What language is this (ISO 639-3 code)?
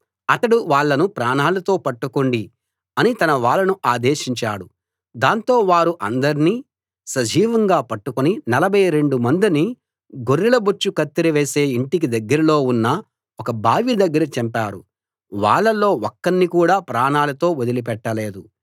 tel